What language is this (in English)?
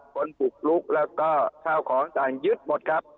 Thai